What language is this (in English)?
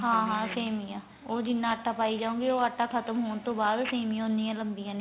Punjabi